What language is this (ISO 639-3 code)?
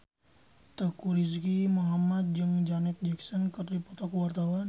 sun